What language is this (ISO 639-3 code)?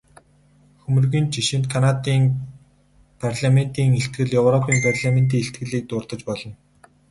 mon